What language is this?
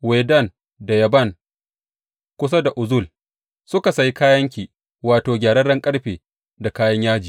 Hausa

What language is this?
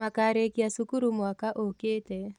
Kikuyu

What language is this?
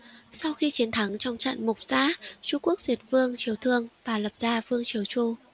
Vietnamese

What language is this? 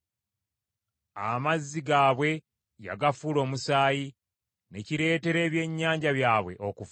Ganda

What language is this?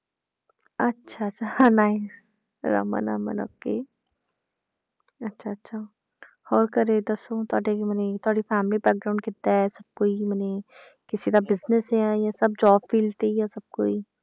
Punjabi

